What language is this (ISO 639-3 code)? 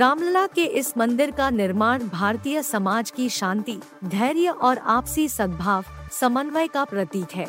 hin